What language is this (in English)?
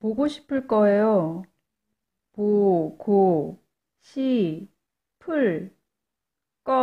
Korean